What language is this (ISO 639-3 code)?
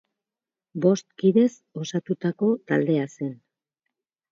eus